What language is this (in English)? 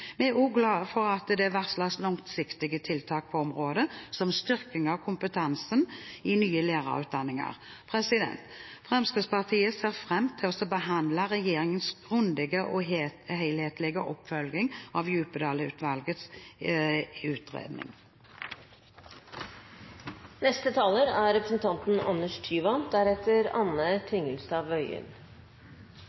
Norwegian Bokmål